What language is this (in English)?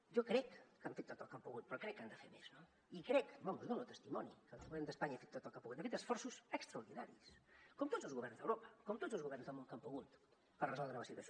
Catalan